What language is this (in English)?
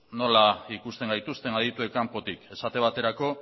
Basque